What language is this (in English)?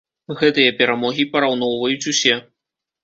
Belarusian